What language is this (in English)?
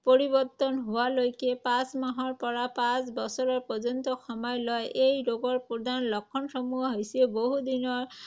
Assamese